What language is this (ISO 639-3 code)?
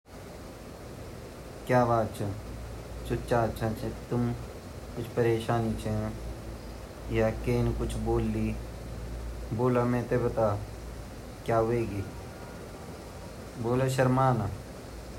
gbm